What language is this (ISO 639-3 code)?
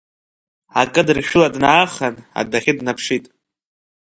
abk